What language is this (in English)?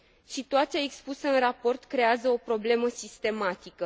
Romanian